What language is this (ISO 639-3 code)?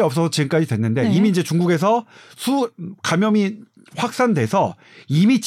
kor